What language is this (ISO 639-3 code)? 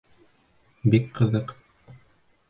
bak